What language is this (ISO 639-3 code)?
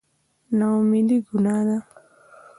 pus